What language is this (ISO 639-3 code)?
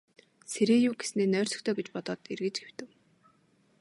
mon